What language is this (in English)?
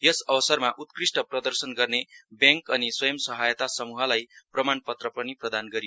Nepali